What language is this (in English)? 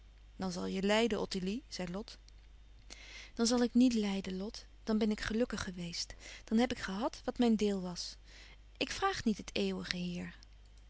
Dutch